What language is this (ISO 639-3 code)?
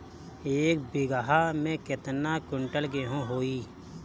bho